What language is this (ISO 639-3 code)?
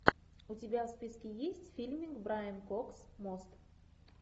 rus